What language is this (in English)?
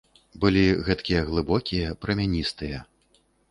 Belarusian